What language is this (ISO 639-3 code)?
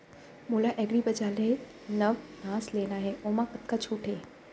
hne